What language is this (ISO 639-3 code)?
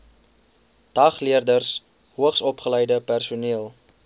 afr